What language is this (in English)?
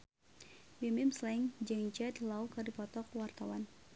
Sundanese